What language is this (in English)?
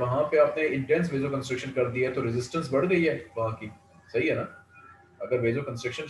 Hindi